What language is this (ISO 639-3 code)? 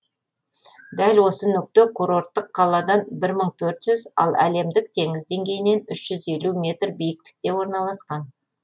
kaz